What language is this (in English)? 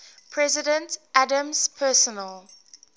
English